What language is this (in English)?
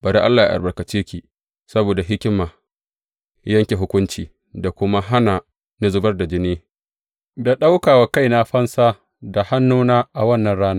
Hausa